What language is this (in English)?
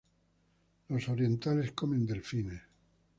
Spanish